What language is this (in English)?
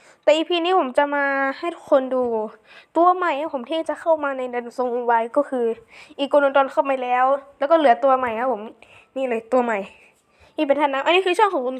Thai